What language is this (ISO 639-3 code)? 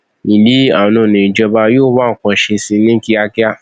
yor